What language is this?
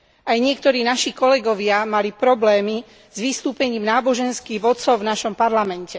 Slovak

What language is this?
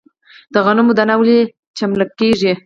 Pashto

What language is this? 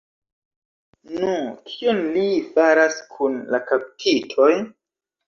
Esperanto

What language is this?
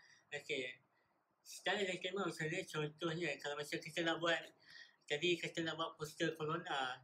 Malay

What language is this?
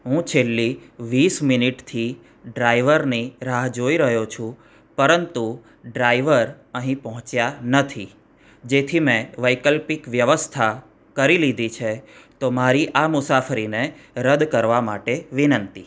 Gujarati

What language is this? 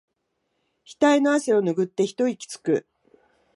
Japanese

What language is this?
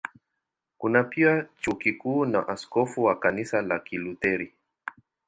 Swahili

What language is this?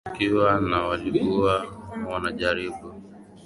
Swahili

